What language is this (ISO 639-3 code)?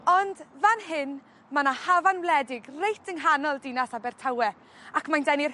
cym